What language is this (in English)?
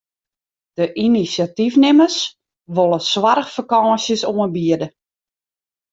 Western Frisian